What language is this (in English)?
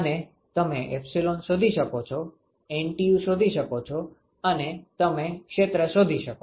Gujarati